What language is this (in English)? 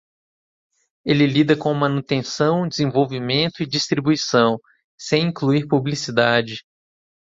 Portuguese